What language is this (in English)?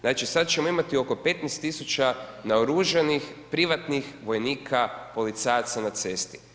Croatian